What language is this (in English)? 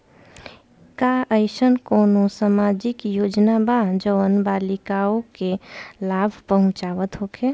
Bhojpuri